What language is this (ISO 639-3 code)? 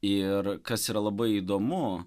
lit